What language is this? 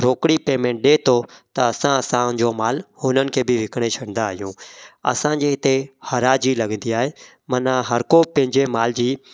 Sindhi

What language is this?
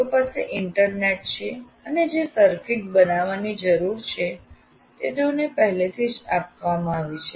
Gujarati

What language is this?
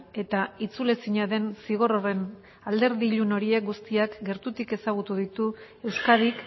Basque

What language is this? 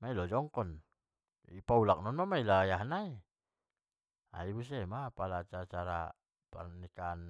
Batak Mandailing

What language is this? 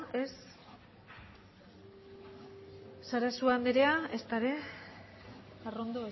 Basque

